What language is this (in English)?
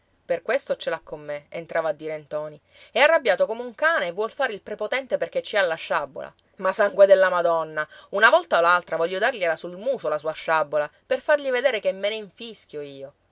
Italian